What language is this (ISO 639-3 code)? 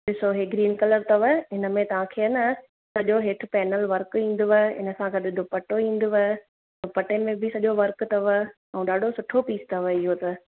snd